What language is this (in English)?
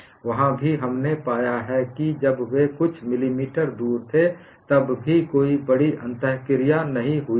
Hindi